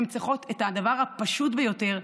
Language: Hebrew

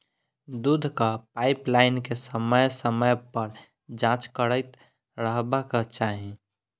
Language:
Maithili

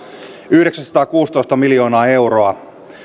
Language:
Finnish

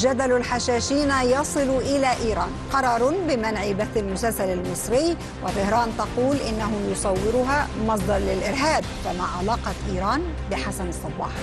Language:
Arabic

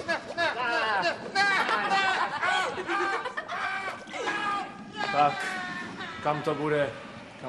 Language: Czech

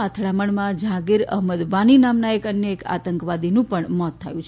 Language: Gujarati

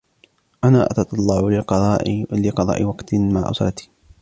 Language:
Arabic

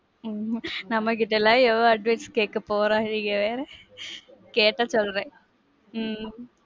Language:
Tamil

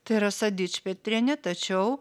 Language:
Lithuanian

